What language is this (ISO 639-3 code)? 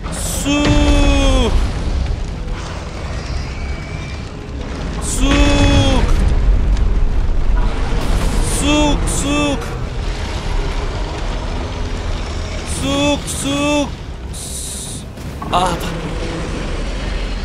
kor